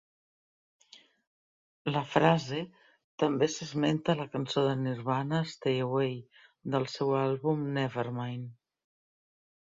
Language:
Catalan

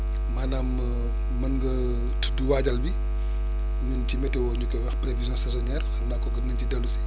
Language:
Wolof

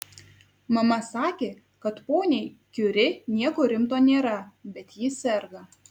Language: Lithuanian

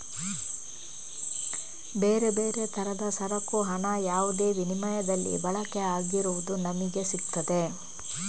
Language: Kannada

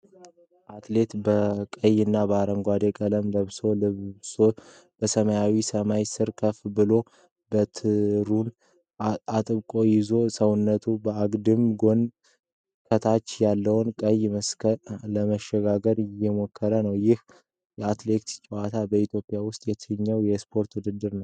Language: Amharic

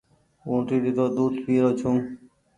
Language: Goaria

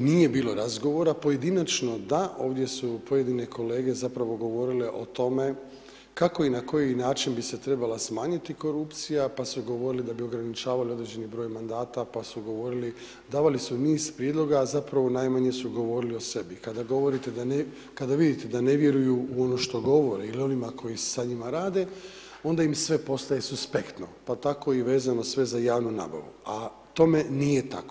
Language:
Croatian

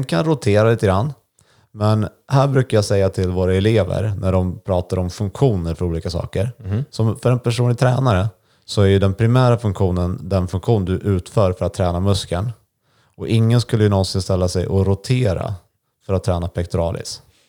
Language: Swedish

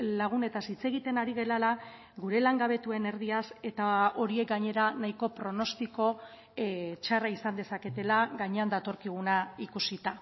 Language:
Basque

